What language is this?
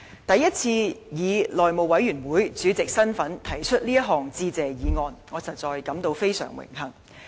Cantonese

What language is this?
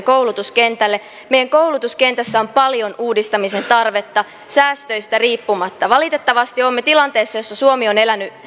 Finnish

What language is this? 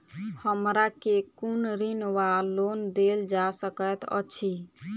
Maithili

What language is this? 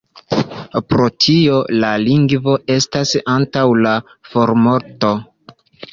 Esperanto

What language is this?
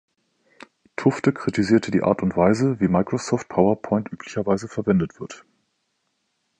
German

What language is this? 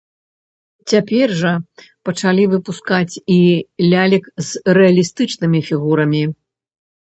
Belarusian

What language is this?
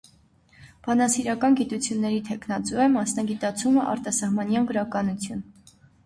Armenian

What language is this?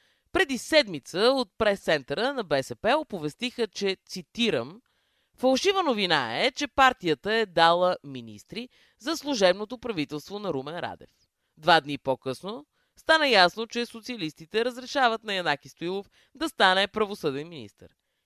Bulgarian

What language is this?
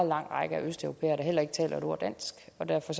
Danish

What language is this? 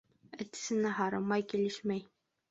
Bashkir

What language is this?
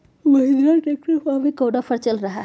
Magahi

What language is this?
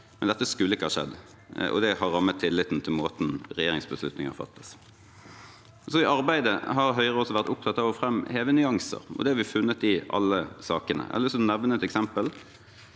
Norwegian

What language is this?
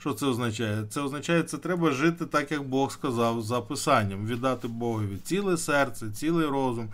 Ukrainian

